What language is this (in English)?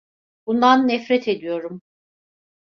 Turkish